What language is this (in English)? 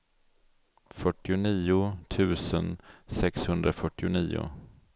Swedish